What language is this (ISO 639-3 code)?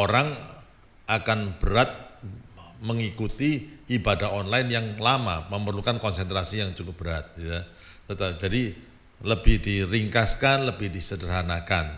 ind